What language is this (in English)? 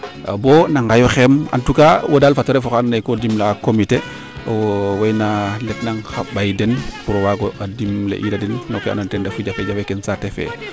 Serer